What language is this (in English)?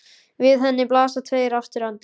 Icelandic